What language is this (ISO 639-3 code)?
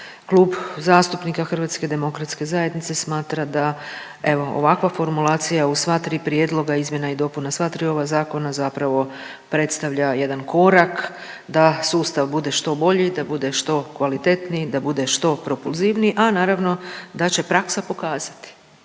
hrv